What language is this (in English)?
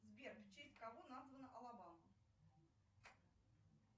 Russian